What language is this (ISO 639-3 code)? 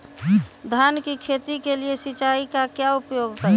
mag